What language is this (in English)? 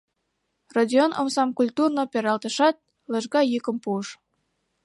Mari